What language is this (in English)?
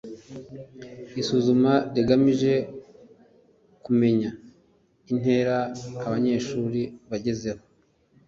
Kinyarwanda